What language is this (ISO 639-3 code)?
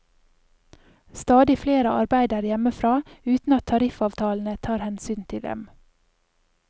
nor